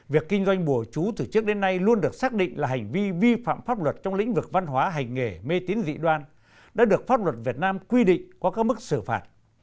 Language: Vietnamese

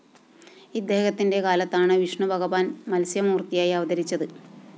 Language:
Malayalam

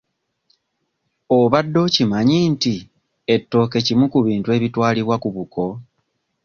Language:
Ganda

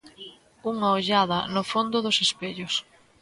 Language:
Galician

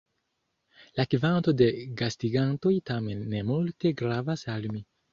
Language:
Esperanto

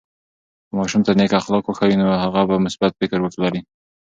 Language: Pashto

